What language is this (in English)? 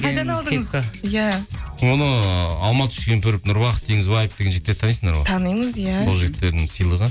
Kazakh